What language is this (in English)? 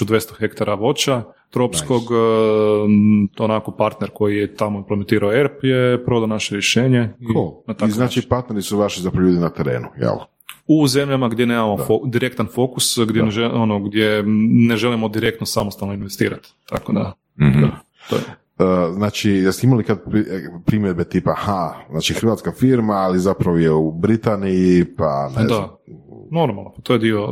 Croatian